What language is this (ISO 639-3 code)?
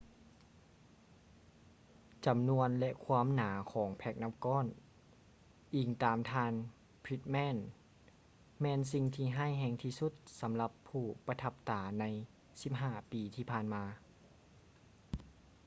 lao